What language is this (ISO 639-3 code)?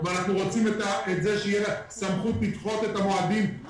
heb